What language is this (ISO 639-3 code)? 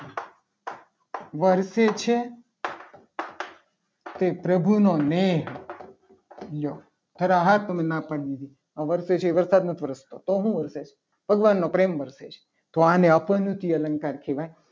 guj